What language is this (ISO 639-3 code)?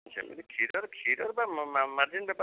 ori